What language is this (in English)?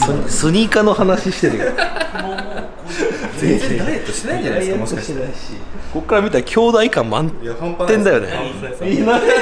Japanese